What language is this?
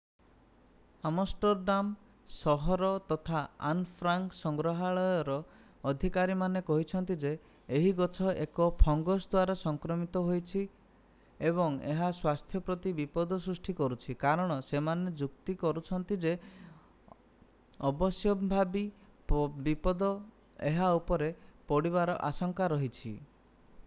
Odia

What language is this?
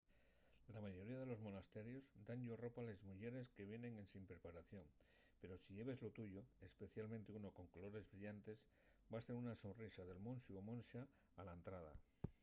Asturian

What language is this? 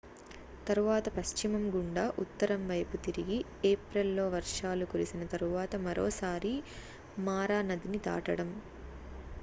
Telugu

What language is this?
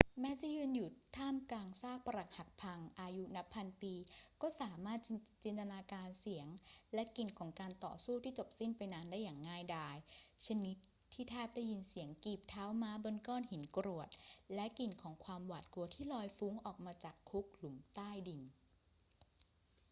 Thai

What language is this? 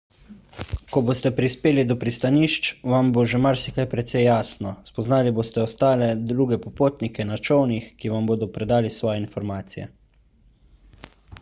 Slovenian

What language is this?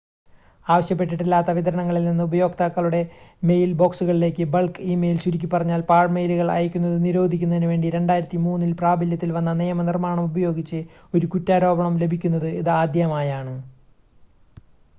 Malayalam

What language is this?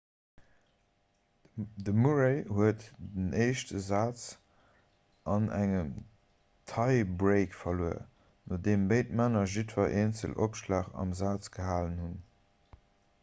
Luxembourgish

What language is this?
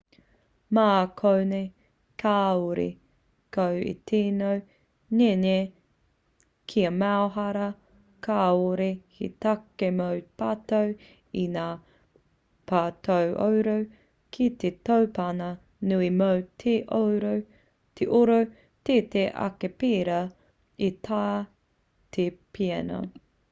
Māori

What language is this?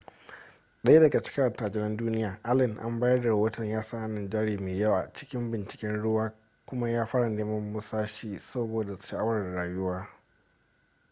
Hausa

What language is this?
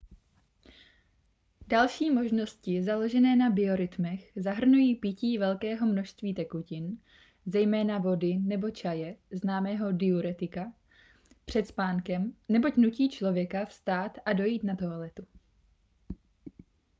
Czech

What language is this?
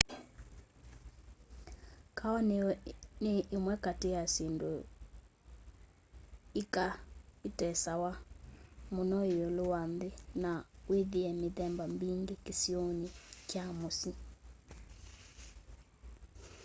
Kamba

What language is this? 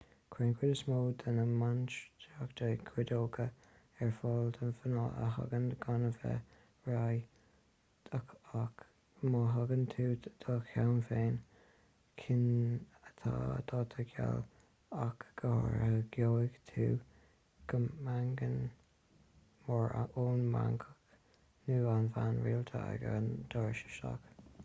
Irish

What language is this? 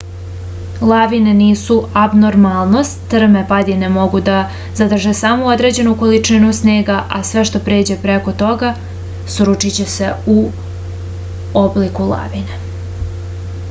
Serbian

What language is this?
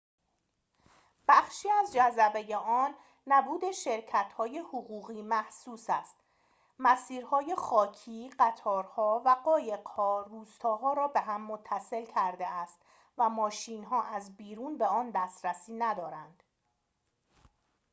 Persian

